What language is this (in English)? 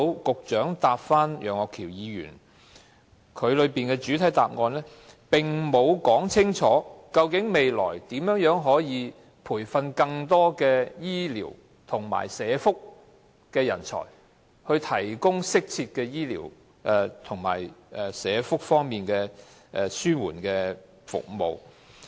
Cantonese